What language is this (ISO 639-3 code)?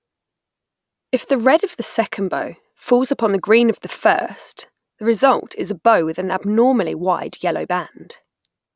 eng